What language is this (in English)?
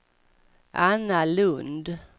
Swedish